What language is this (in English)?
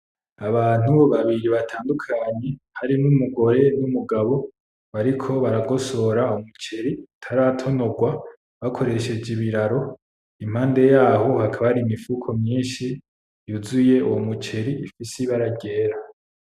Rundi